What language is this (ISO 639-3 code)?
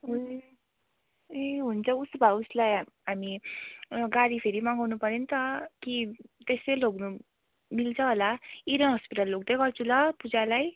nep